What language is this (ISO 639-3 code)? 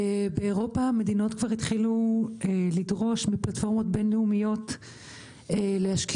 heb